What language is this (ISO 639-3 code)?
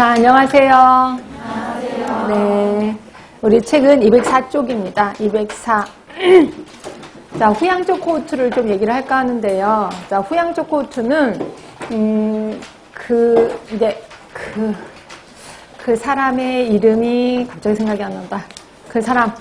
kor